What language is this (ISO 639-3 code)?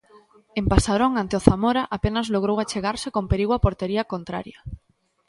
glg